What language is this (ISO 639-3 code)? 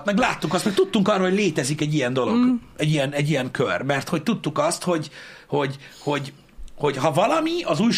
hun